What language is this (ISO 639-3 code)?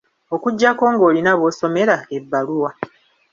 lug